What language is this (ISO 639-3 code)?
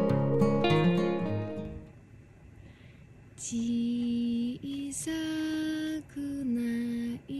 jpn